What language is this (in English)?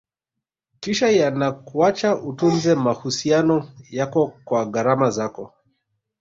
Swahili